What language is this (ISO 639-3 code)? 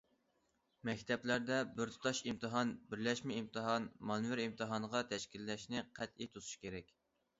uig